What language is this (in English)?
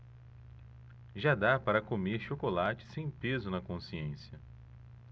Portuguese